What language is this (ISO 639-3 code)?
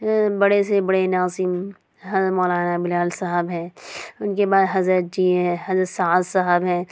urd